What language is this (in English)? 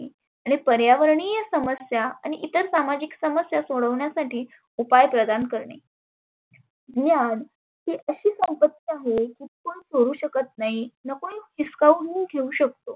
Marathi